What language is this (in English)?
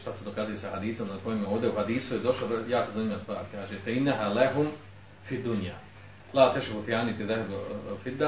Croatian